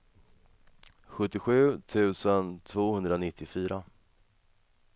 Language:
Swedish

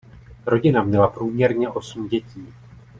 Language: Czech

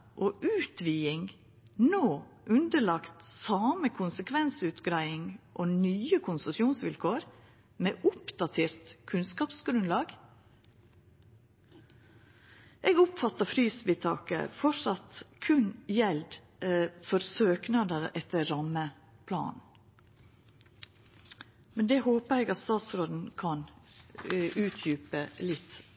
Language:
Norwegian Nynorsk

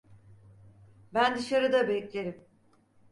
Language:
Turkish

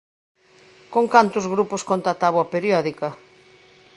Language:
Galician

